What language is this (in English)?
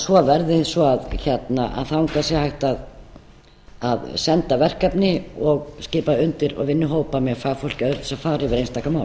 Icelandic